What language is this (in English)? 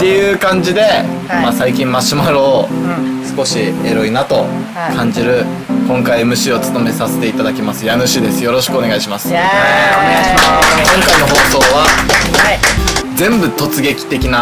Japanese